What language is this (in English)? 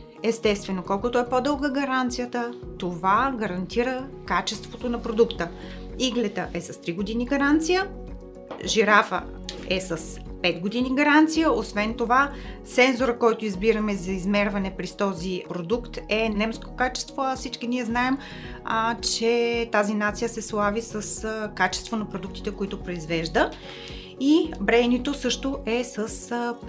Bulgarian